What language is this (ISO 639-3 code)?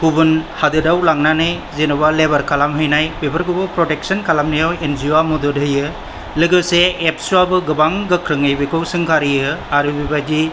brx